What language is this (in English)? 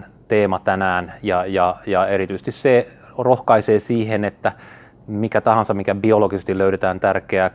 Finnish